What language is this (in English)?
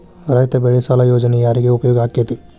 Kannada